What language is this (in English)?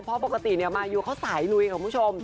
Thai